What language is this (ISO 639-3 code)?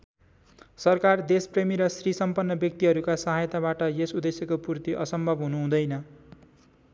nep